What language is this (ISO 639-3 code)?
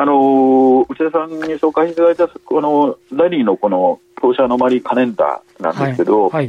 jpn